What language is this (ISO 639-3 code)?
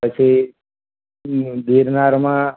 guj